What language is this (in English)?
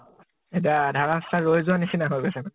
Assamese